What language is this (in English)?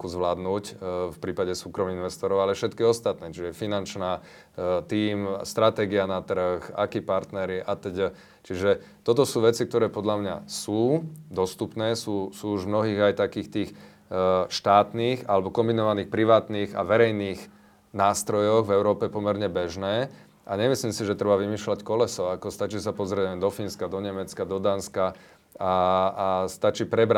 Slovak